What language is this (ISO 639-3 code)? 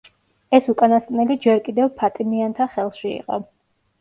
kat